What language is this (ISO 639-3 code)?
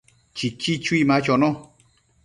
mcf